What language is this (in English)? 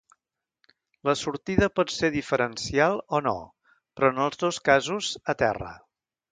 Catalan